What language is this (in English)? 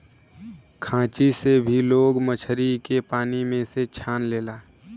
Bhojpuri